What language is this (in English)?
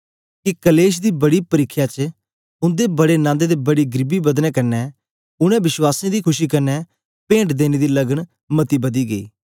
Dogri